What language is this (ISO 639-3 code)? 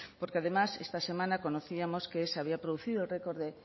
spa